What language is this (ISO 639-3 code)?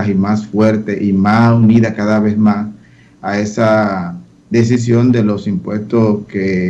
spa